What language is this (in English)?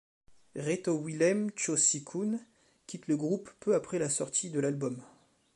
French